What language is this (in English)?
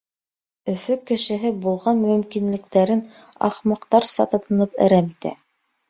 Bashkir